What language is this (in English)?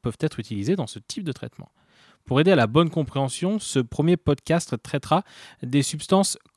French